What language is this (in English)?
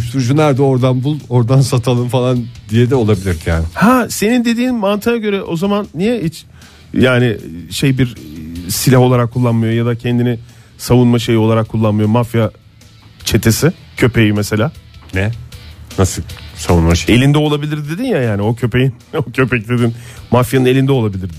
Turkish